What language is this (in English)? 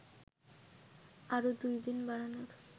Bangla